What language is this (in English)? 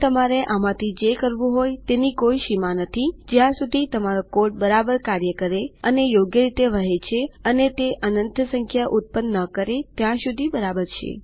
Gujarati